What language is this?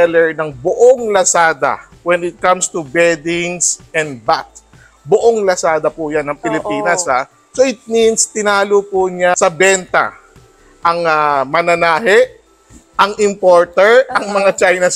Filipino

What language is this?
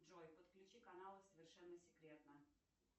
Russian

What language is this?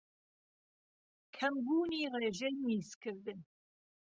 Central Kurdish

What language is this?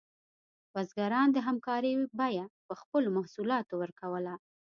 Pashto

